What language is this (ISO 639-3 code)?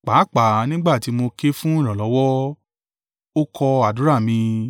yor